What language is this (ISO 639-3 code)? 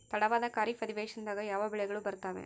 kan